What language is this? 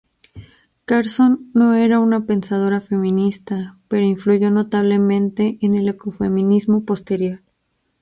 Spanish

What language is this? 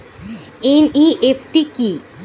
Bangla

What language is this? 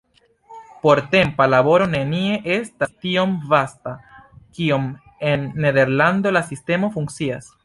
Esperanto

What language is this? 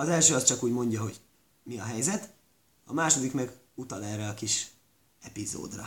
Hungarian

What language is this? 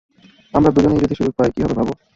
Bangla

